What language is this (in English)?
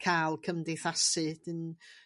Welsh